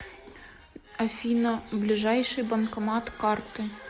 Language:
Russian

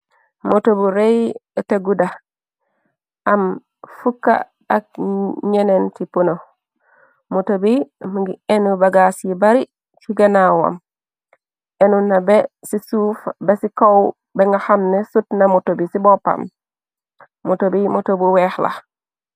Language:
Wolof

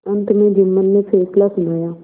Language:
Hindi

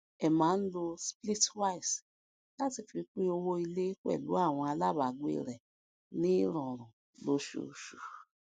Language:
Yoruba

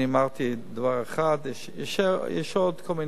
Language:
Hebrew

